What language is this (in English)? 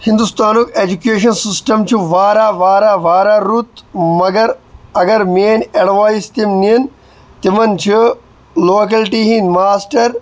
Kashmiri